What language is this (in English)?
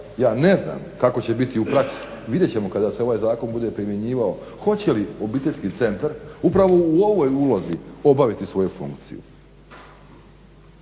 Croatian